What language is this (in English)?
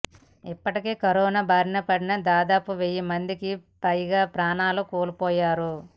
Telugu